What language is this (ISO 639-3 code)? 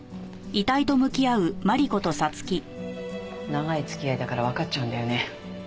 jpn